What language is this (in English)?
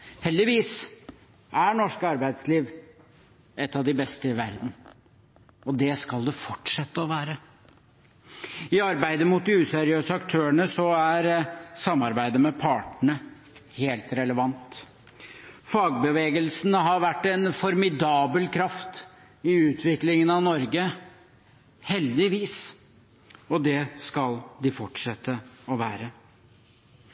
Norwegian Bokmål